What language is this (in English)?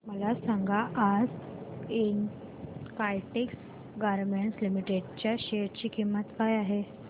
Marathi